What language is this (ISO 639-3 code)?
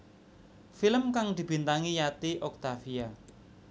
jav